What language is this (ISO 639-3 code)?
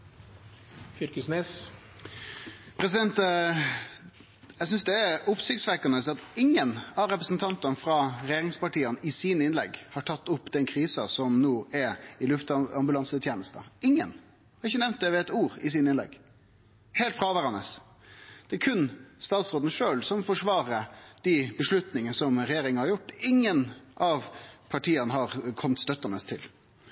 nor